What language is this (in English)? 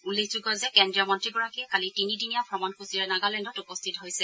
Assamese